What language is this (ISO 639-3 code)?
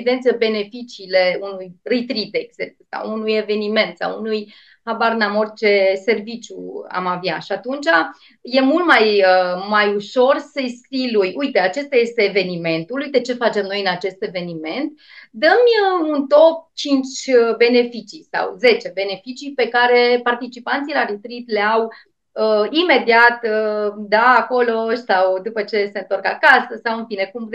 ron